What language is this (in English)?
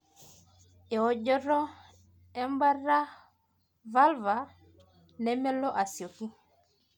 Masai